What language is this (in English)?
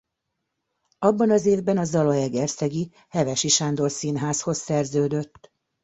Hungarian